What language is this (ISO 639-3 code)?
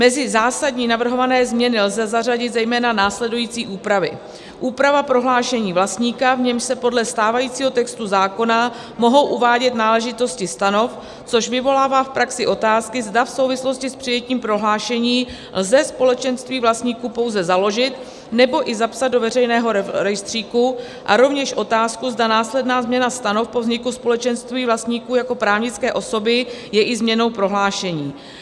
ces